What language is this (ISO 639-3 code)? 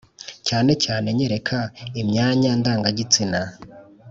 kin